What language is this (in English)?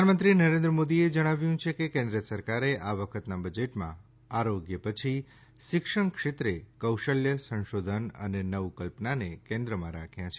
Gujarati